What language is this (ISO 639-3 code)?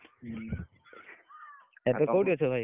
ori